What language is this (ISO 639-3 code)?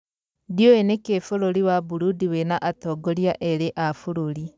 kik